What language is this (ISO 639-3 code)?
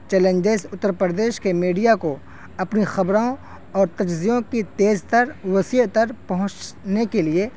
urd